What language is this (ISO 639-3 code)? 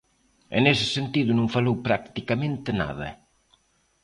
glg